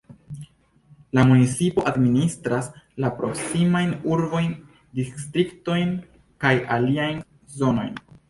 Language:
Esperanto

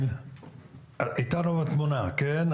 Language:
Hebrew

